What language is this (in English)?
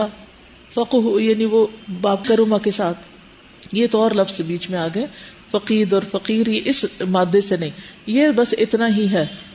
Urdu